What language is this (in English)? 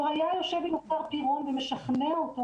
Hebrew